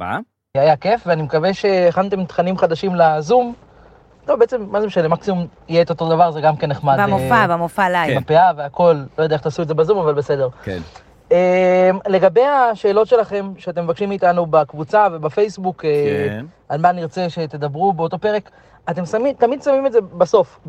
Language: Hebrew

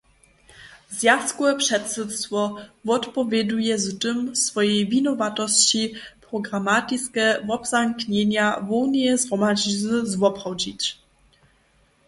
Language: Upper Sorbian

